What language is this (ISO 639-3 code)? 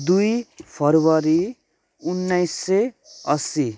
nep